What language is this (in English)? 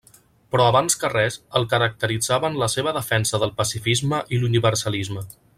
Catalan